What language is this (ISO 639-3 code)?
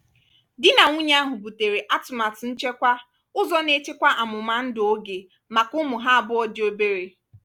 ibo